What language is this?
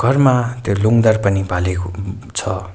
Nepali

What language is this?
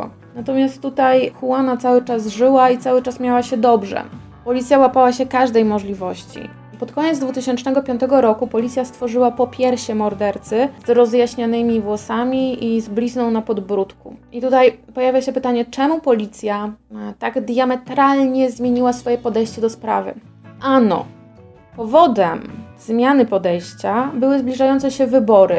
Polish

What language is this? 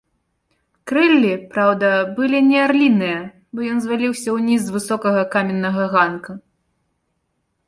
Belarusian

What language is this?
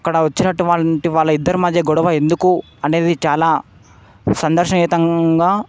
Telugu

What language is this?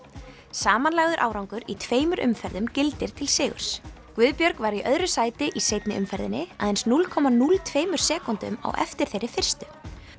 Icelandic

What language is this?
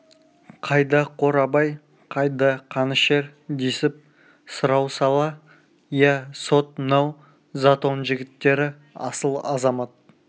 Kazakh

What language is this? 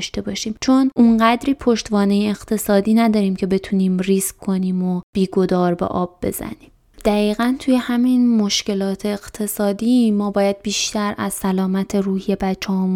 Persian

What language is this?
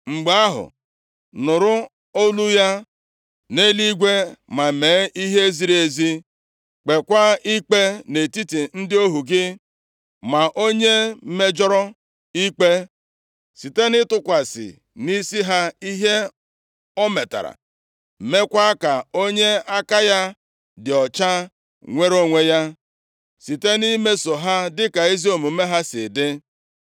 Igbo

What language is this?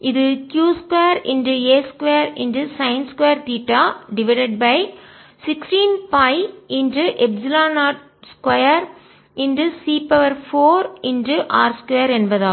Tamil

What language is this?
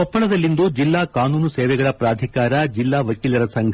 Kannada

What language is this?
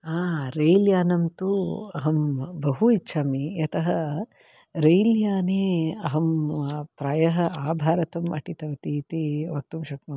Sanskrit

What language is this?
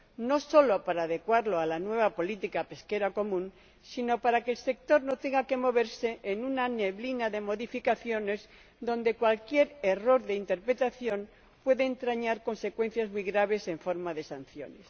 Spanish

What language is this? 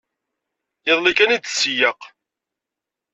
Kabyle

